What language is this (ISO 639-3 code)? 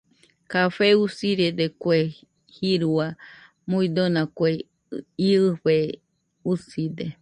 hux